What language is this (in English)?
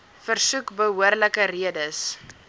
Afrikaans